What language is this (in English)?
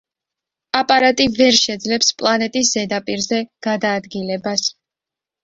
Georgian